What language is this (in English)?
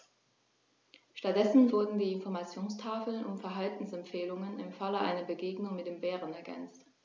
German